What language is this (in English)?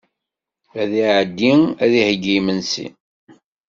Kabyle